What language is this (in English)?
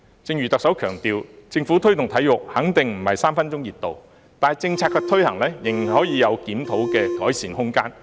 Cantonese